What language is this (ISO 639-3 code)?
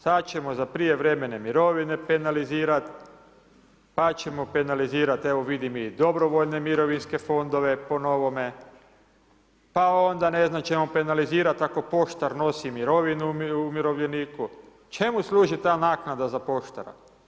hrv